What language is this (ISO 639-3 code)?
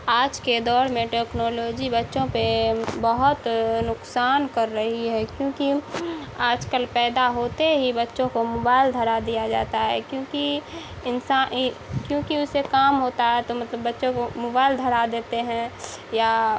urd